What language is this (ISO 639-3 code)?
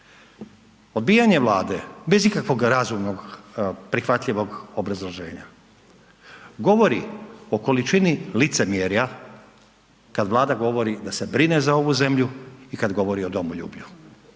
hrv